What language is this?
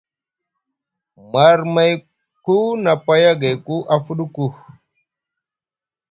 Musgu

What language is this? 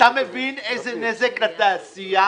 Hebrew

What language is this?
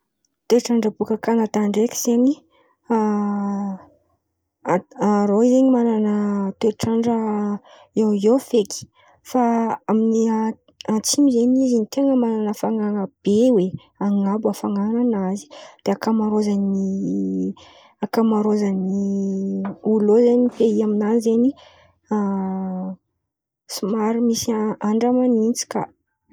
Antankarana Malagasy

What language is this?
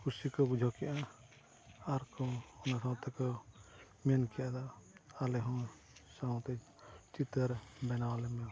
Santali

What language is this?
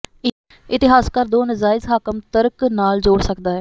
Punjabi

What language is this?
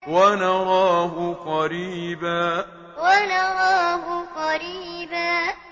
Arabic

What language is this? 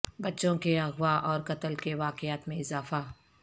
Urdu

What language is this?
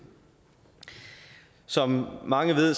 Danish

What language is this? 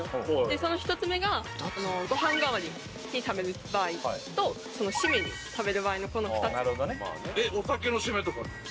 Japanese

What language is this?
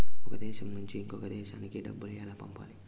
Telugu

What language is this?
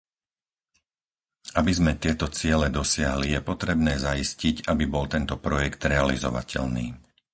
Slovak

